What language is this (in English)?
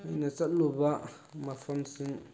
Manipuri